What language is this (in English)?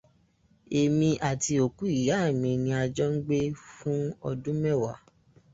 Yoruba